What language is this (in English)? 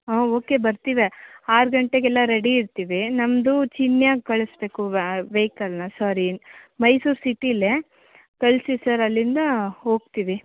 Kannada